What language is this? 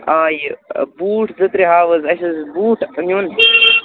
Kashmiri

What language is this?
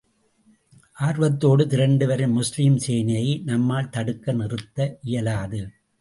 Tamil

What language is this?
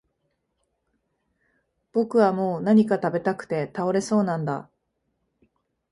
Japanese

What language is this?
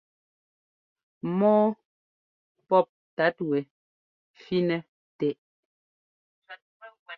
Ngomba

